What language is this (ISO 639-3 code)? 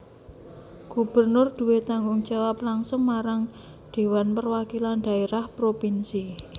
jav